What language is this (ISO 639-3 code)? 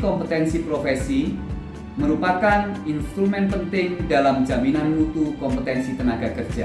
ind